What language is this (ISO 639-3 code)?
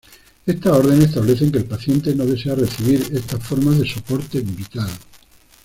spa